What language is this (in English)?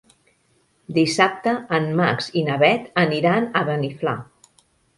Catalan